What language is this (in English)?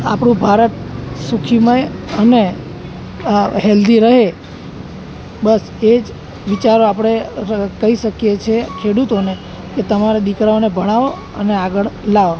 Gujarati